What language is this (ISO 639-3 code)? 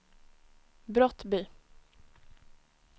swe